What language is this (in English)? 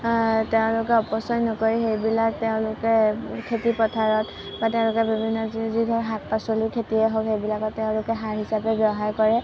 Assamese